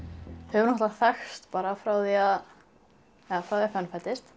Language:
Icelandic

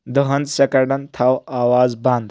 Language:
Kashmiri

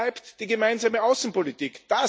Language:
German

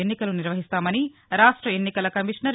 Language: Telugu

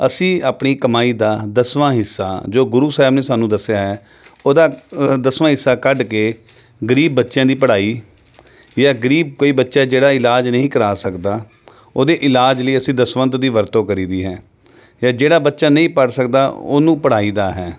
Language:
Punjabi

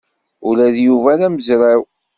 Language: Kabyle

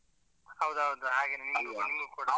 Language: Kannada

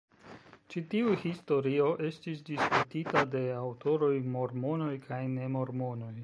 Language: Esperanto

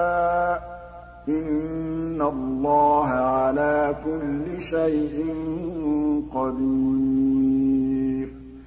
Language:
Arabic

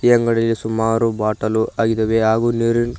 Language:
Kannada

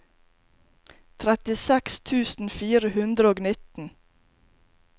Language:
Norwegian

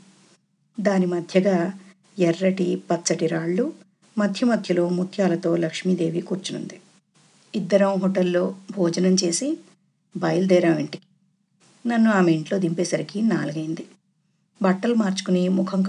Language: Telugu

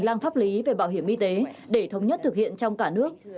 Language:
Vietnamese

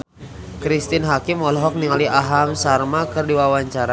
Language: Sundanese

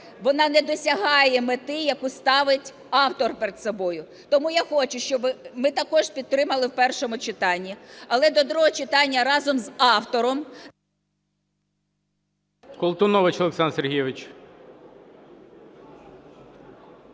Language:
Ukrainian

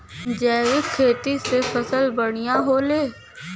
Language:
Bhojpuri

